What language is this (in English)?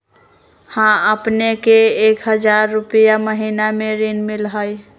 Magahi